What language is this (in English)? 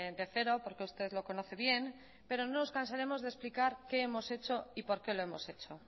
Spanish